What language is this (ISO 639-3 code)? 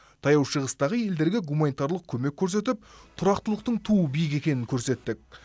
kaz